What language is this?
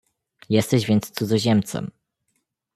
Polish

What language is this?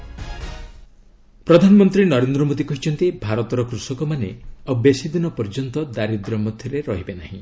Odia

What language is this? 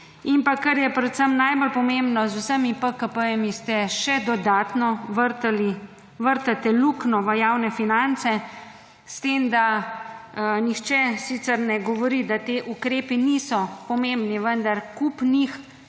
Slovenian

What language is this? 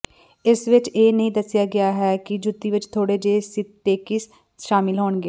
Punjabi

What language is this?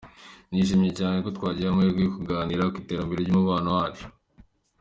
Kinyarwanda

